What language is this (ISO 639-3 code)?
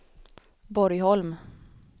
swe